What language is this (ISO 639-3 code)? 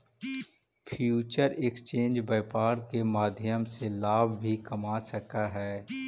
mag